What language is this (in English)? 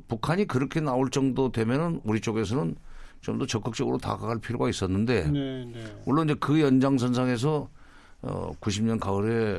Korean